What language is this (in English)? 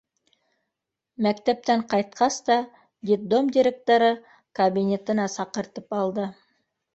Bashkir